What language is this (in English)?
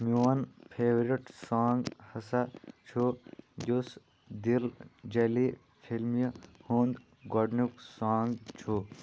Kashmiri